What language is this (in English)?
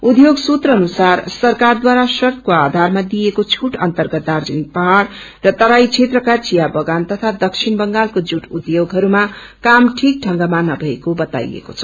Nepali